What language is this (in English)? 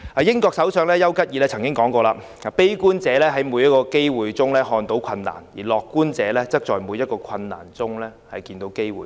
Cantonese